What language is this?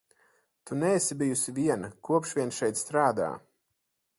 Latvian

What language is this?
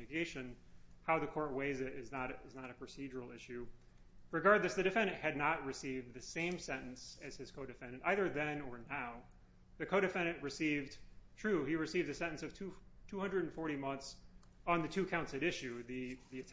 English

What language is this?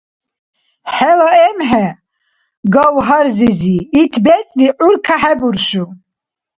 Dargwa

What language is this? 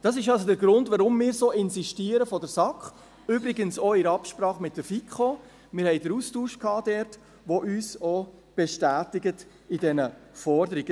Swiss German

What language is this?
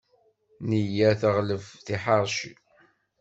Kabyle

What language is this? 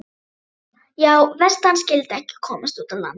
Icelandic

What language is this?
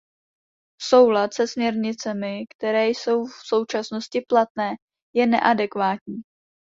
Czech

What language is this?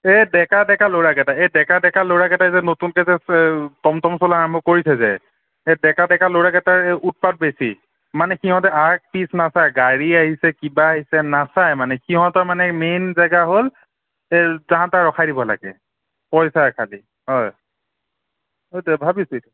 Assamese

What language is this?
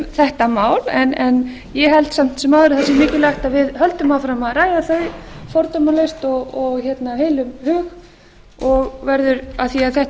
Icelandic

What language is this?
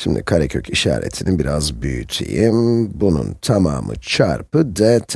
Turkish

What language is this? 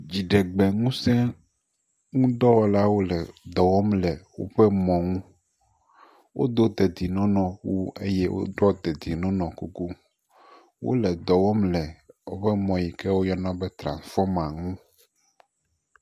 Ewe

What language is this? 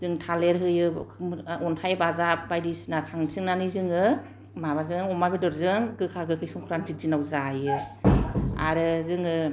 Bodo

